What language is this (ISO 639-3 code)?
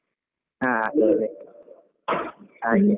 kan